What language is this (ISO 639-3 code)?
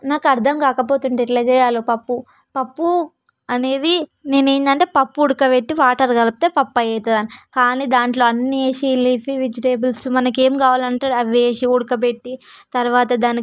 tel